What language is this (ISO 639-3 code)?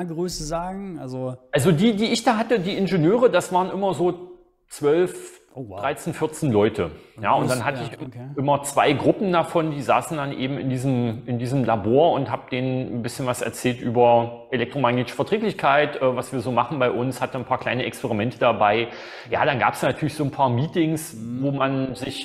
deu